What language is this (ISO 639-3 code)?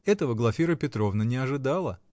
rus